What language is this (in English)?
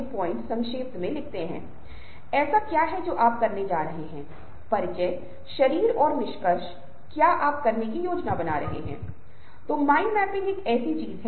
Hindi